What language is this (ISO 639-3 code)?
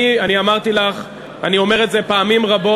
heb